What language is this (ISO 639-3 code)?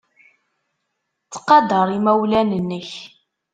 kab